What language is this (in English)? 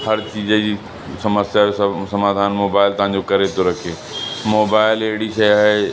Sindhi